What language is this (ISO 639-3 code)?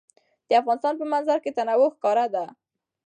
pus